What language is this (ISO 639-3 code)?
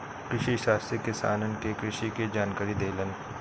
bho